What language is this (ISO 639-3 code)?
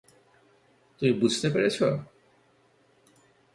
ben